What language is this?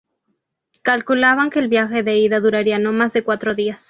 Spanish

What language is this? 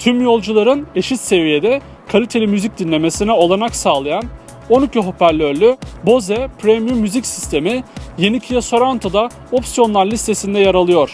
Turkish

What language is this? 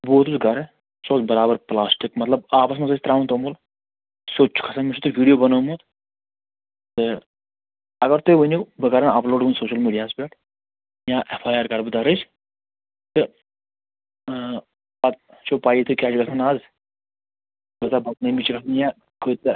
Kashmiri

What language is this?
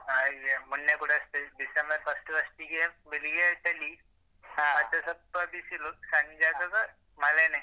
Kannada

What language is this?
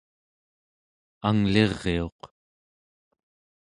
Central Yupik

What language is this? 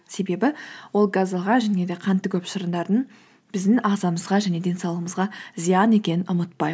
Kazakh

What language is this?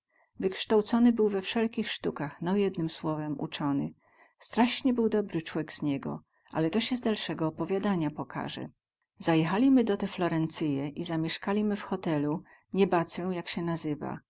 Polish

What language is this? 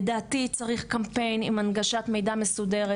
Hebrew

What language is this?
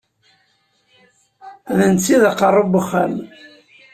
Kabyle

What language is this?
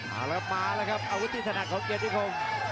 Thai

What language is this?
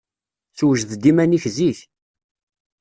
Kabyle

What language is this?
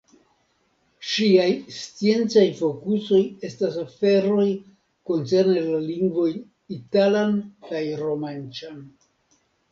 Esperanto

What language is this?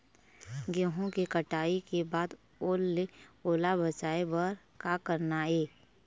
Chhattisgarhi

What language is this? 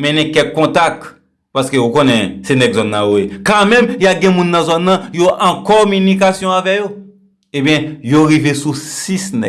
French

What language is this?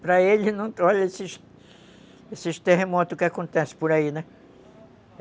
Portuguese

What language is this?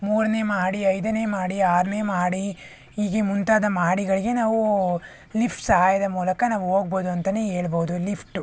Kannada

